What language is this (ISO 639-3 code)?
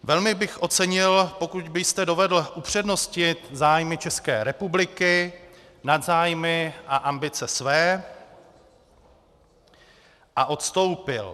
ces